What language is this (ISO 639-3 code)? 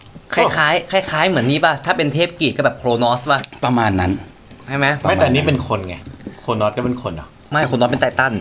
tha